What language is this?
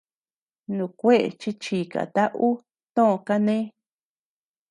Tepeuxila Cuicatec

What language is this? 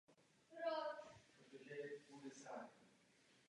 Czech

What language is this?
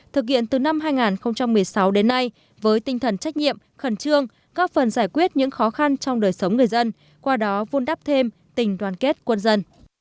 Vietnamese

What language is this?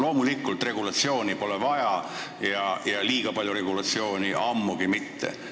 Estonian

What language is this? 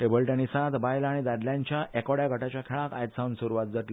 Konkani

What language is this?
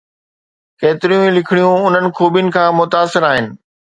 Sindhi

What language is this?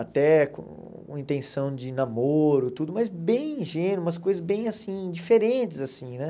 Portuguese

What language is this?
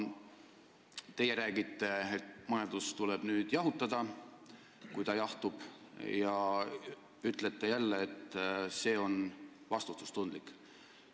Estonian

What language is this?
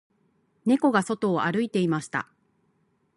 Japanese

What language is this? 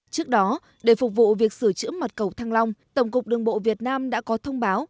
Vietnamese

